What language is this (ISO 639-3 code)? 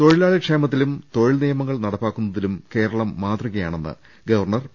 mal